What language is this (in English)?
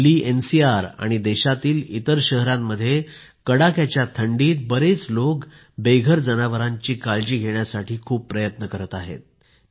Marathi